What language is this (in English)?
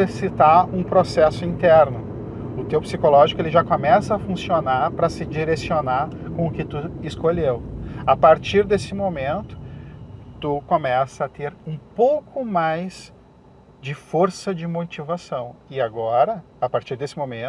Portuguese